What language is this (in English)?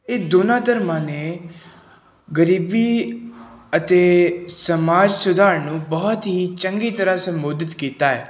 Punjabi